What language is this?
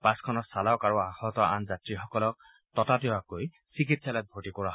Assamese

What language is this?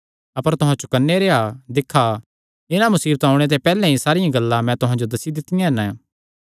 Kangri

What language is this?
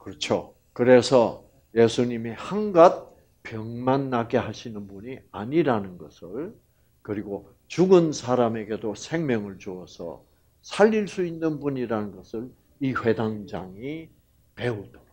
Korean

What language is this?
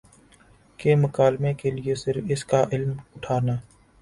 Urdu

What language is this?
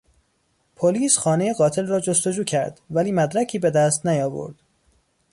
Persian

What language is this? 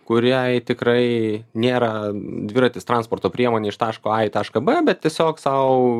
Lithuanian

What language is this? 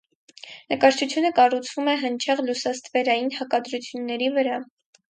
Armenian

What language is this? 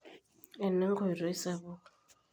Masai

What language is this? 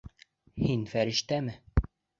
Bashkir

